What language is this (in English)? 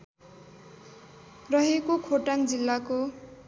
Nepali